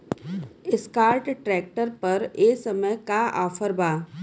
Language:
Bhojpuri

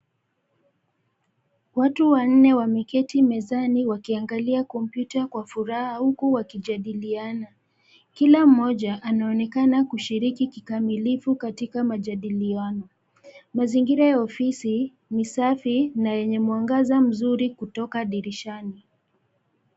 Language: Swahili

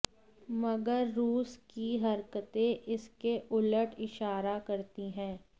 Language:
Hindi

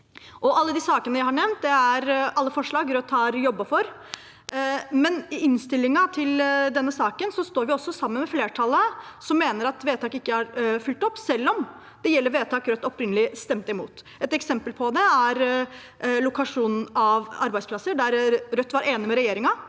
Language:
Norwegian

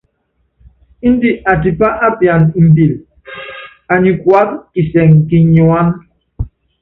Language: Yangben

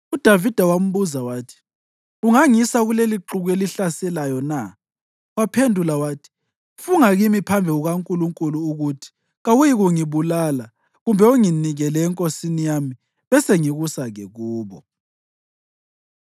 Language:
North Ndebele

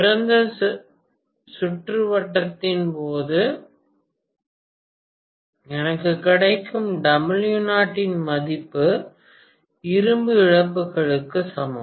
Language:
Tamil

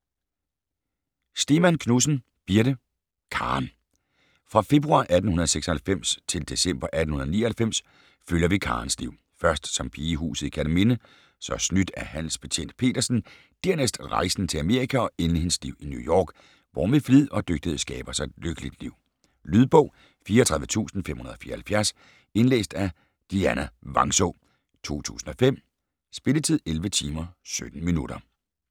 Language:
Danish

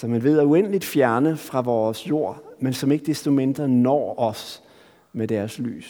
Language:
Danish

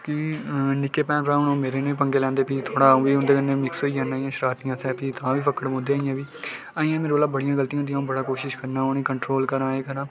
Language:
Dogri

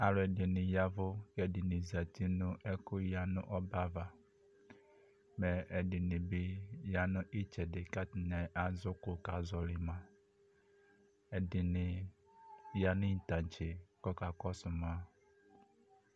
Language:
Ikposo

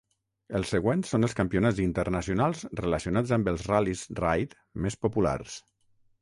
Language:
Catalan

